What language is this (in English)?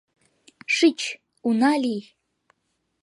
Mari